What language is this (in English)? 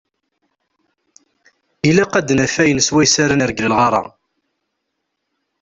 Kabyle